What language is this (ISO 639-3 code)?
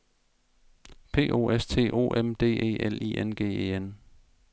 dan